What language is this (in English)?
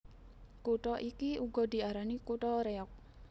Javanese